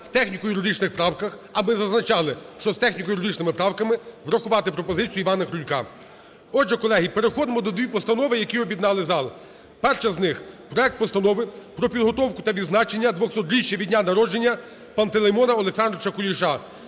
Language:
Ukrainian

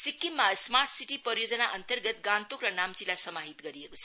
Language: Nepali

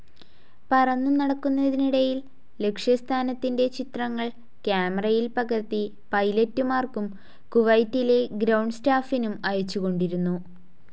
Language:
Malayalam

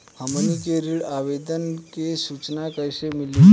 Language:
Bhojpuri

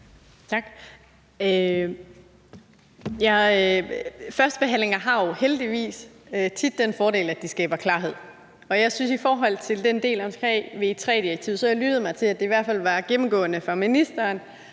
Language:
Danish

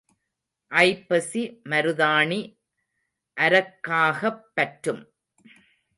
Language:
Tamil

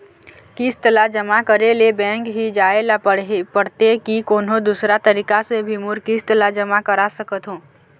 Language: Chhattisgarhi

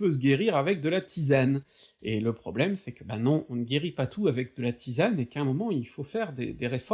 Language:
French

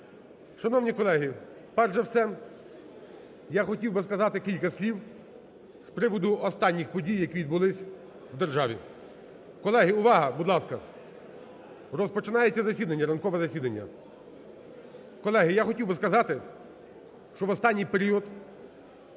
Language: Ukrainian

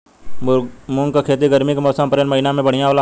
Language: Bhojpuri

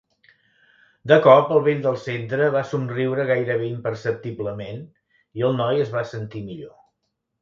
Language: Catalan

